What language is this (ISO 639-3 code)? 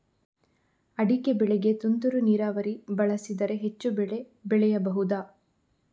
kan